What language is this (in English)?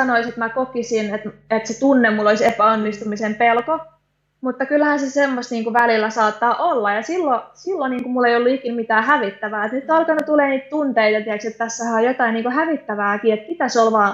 Finnish